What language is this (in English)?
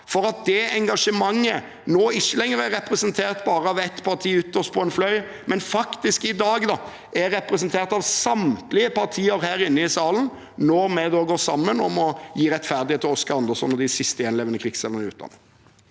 Norwegian